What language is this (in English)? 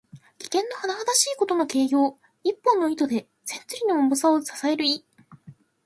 Japanese